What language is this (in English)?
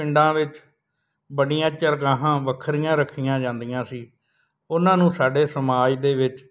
Punjabi